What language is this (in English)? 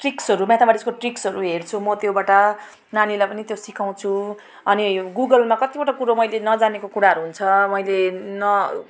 Nepali